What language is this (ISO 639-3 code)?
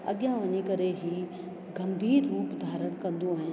snd